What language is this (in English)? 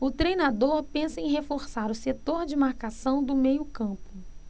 Portuguese